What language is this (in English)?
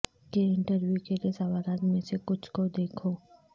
Urdu